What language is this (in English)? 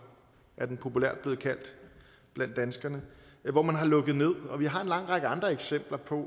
Danish